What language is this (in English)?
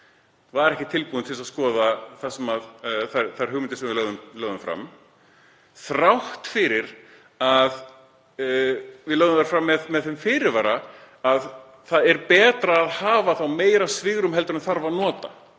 Icelandic